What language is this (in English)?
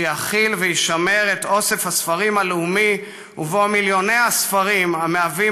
Hebrew